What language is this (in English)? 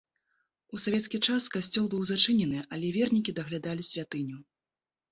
Belarusian